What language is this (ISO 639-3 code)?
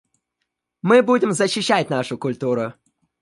rus